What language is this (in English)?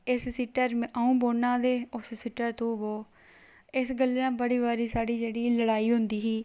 Dogri